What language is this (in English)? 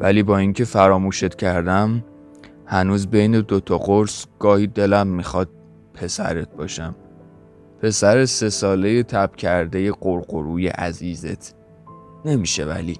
Persian